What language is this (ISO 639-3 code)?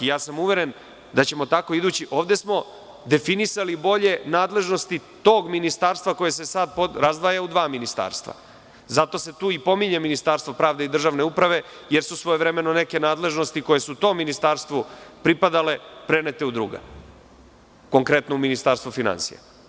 srp